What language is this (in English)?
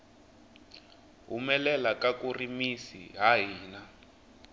Tsonga